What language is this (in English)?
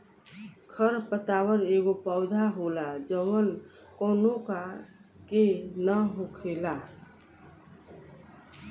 Bhojpuri